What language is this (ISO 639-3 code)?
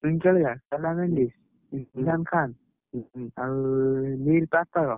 ori